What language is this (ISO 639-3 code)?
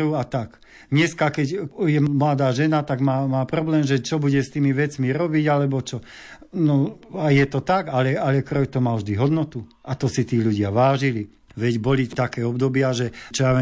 slk